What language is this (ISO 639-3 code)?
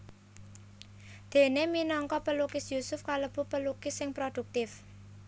jav